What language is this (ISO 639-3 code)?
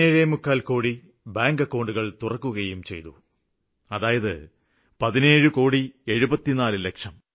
mal